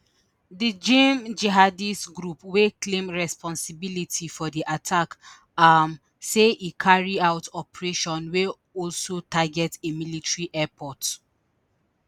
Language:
Nigerian Pidgin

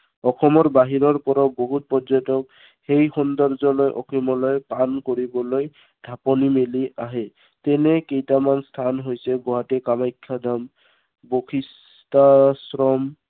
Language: Assamese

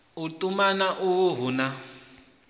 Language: Venda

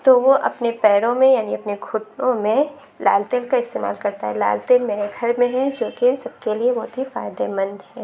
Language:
Urdu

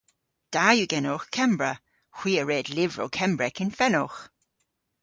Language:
Cornish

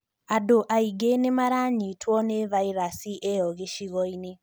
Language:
Kikuyu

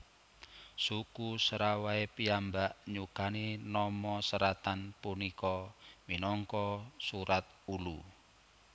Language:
Javanese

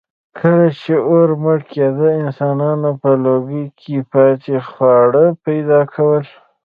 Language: Pashto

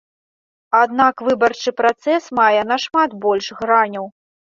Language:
Belarusian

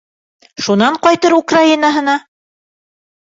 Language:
Bashkir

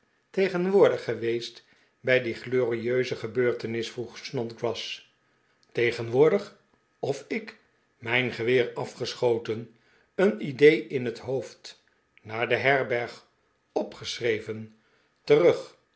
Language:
Dutch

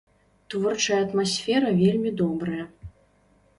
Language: Belarusian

